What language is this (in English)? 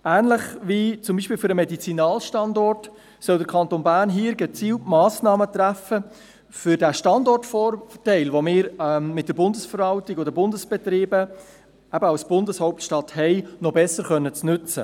Swiss German